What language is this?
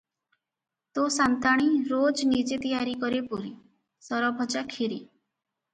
Odia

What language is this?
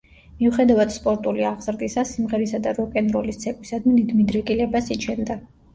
Georgian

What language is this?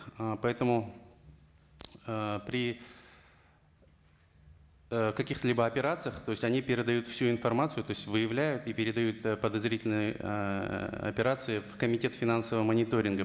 Kazakh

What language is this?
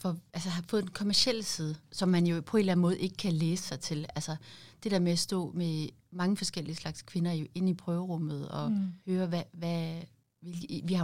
Danish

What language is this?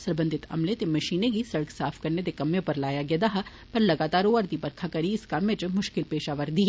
Dogri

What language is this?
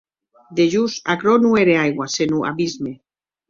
Occitan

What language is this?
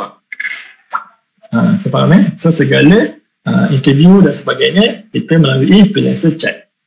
Malay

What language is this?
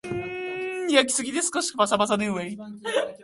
Japanese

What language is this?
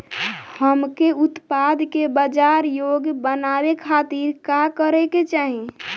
Bhojpuri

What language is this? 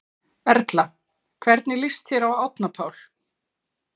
Icelandic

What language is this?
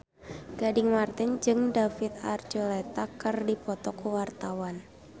Sundanese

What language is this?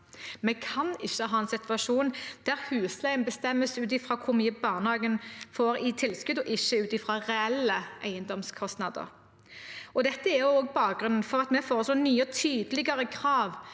Norwegian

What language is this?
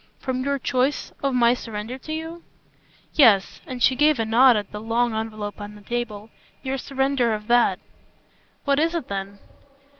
English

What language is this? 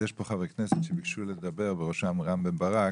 Hebrew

